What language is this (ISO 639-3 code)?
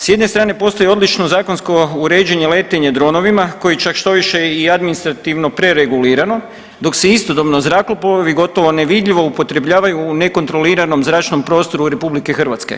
hrv